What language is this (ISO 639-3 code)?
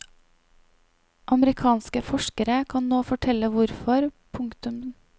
nor